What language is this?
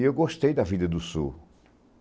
Portuguese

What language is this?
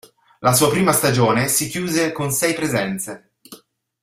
Italian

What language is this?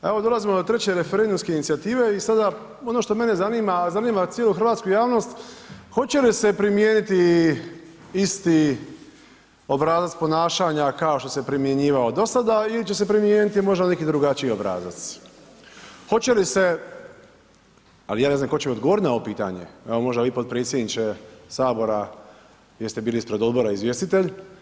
Croatian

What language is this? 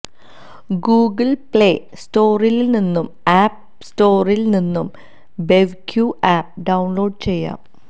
Malayalam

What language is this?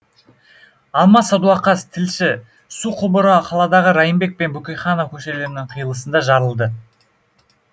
Kazakh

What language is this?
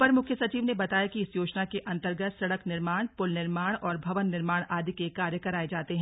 Hindi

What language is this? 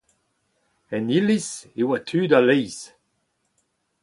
Breton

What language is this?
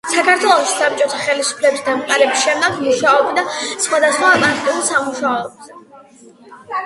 Georgian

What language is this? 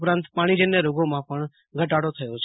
Gujarati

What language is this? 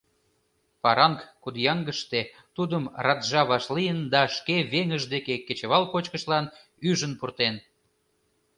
Mari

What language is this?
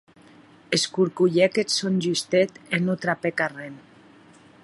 Occitan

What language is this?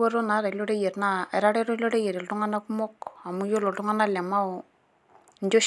Masai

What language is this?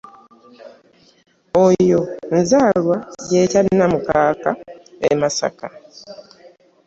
Ganda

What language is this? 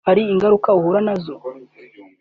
Kinyarwanda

